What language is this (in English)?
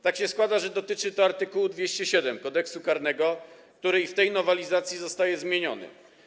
Polish